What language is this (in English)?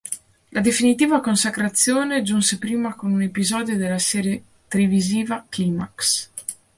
Italian